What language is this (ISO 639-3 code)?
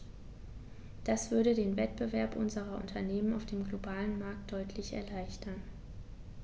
deu